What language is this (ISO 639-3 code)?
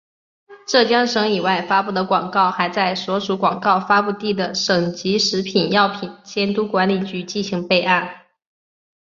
zho